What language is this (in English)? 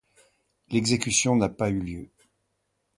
French